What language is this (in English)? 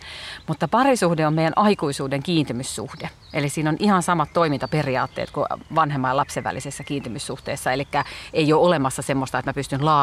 Finnish